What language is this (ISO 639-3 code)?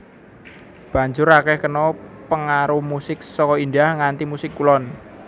jav